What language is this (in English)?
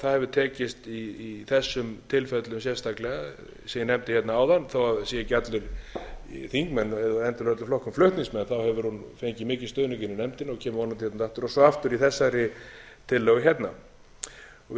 Icelandic